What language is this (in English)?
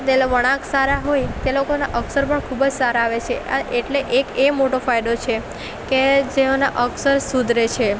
Gujarati